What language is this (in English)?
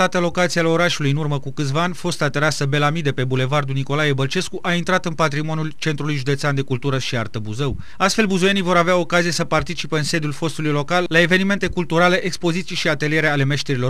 Romanian